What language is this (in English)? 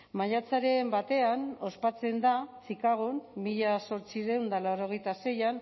Basque